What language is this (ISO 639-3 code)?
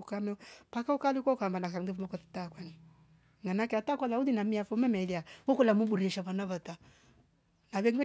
rof